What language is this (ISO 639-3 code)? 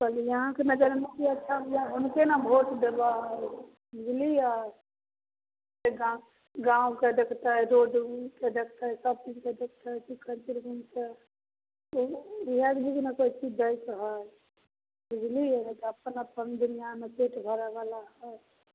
mai